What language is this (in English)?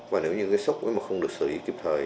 Vietnamese